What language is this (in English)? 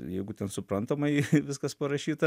Lithuanian